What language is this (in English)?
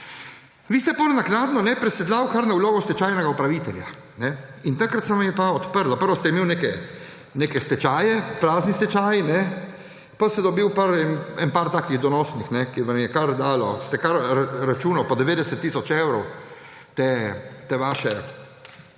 Slovenian